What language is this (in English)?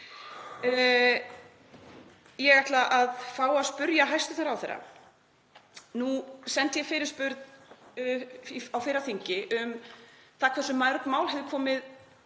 Icelandic